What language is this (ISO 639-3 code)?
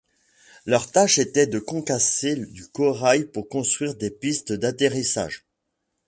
fra